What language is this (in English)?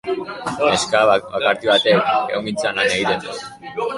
Basque